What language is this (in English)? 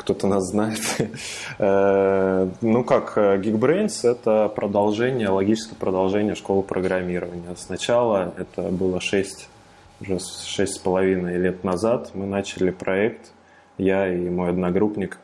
Russian